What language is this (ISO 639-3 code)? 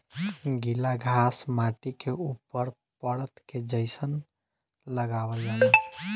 bho